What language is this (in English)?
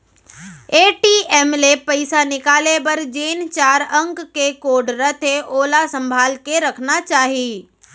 Chhattisgarhi